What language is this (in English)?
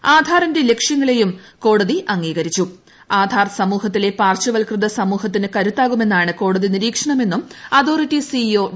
Malayalam